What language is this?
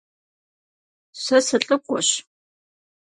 Kabardian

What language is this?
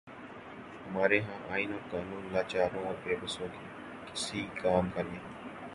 Urdu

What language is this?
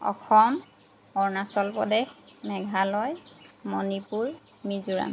Assamese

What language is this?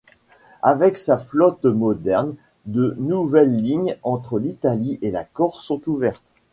French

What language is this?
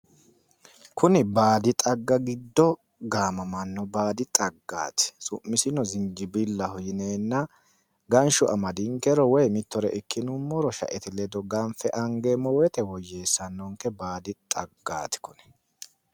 Sidamo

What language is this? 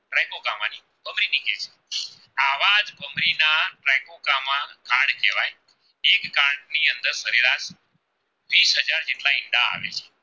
Gujarati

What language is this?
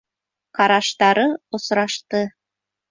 Bashkir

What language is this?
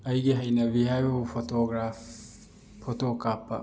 Manipuri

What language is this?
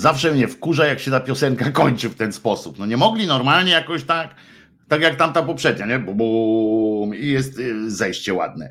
Polish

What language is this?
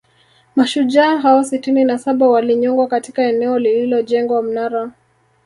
Swahili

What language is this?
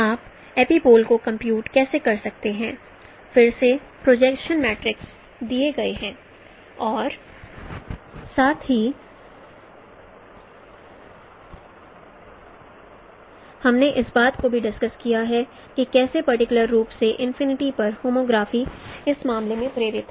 Hindi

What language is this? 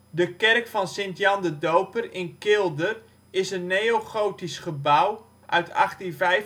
Dutch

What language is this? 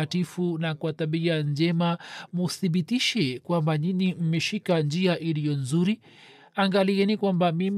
Swahili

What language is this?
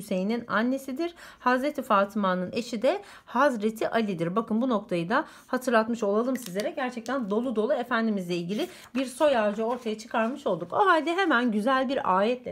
Turkish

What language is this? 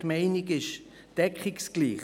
Swiss German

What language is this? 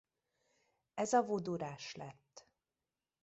Hungarian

